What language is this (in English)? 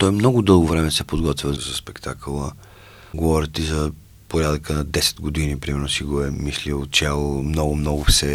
Bulgarian